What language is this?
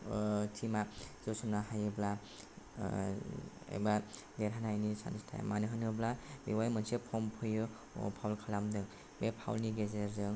Bodo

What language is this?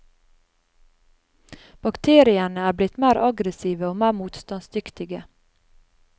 Norwegian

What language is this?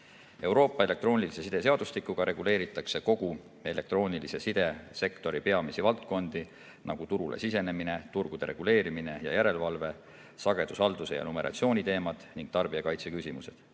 Estonian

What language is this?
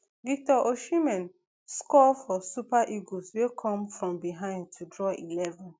Nigerian Pidgin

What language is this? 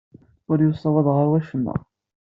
Kabyle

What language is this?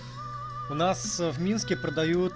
Russian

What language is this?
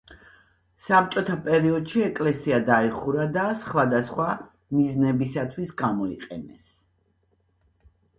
Georgian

